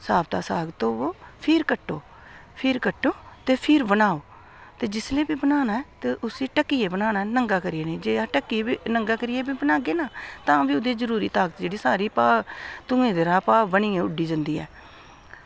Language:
Dogri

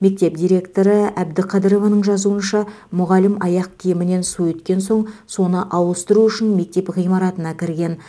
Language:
Kazakh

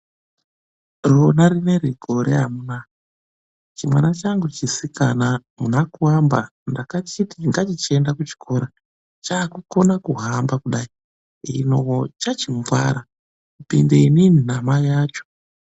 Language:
Ndau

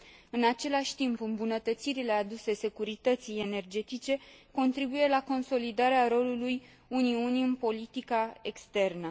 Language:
Romanian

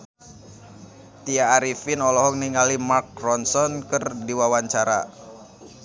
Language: Sundanese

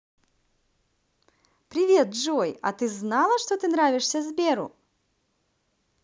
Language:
Russian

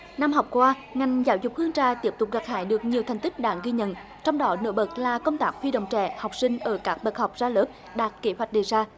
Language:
Vietnamese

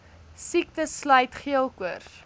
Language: Afrikaans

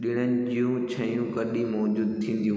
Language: Sindhi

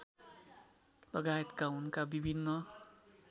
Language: Nepali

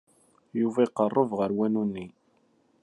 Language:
Kabyle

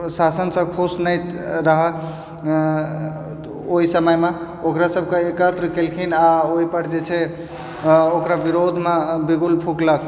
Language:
Maithili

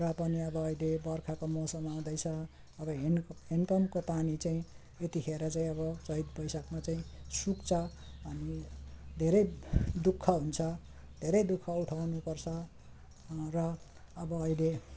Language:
Nepali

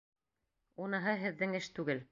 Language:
Bashkir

